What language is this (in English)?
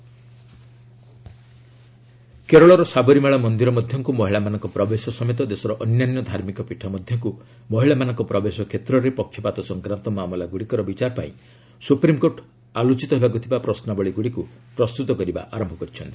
Odia